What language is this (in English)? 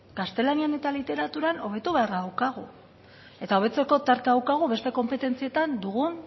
Basque